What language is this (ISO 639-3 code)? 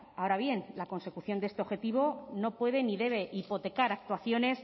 spa